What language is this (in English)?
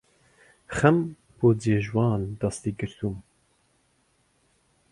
Central Kurdish